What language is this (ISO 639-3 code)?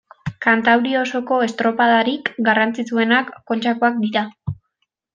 eus